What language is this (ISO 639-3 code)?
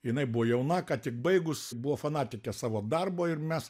lit